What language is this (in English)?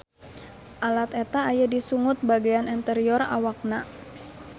Sundanese